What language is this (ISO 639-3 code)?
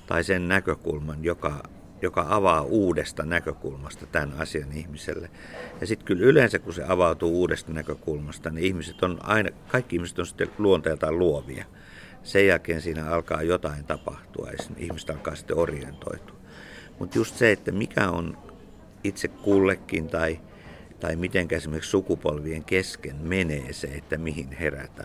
fin